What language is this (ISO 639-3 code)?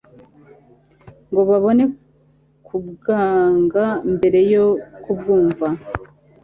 kin